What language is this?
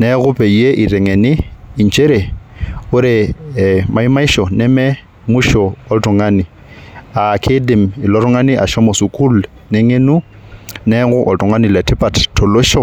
Masai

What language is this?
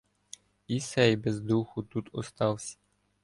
Ukrainian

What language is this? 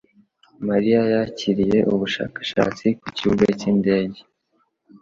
Kinyarwanda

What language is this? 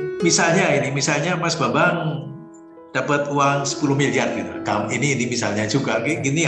Indonesian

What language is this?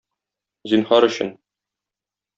Tatar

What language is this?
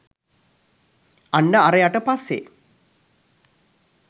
Sinhala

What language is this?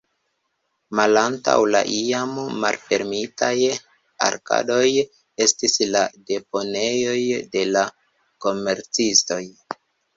Esperanto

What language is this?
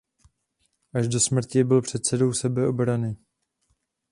Czech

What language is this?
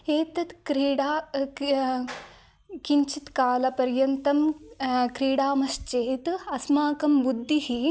Sanskrit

